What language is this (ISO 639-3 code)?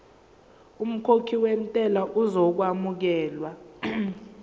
zul